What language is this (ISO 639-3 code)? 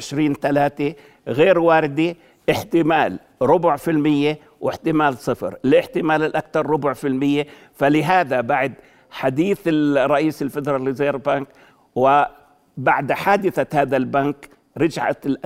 ara